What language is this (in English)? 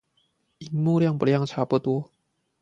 Chinese